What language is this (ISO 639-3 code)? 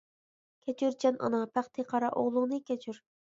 uig